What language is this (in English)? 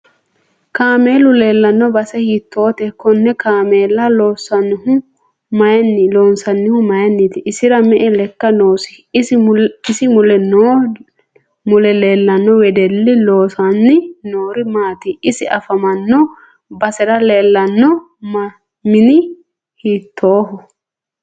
Sidamo